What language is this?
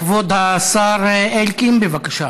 Hebrew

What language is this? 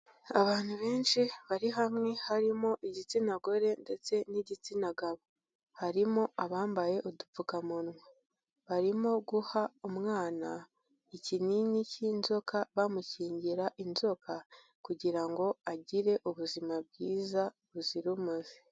Kinyarwanda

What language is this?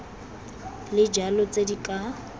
Tswana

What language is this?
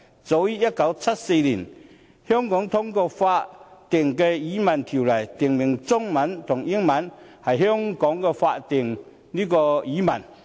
Cantonese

